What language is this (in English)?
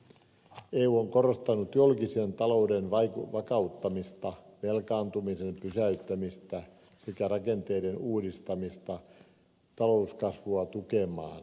Finnish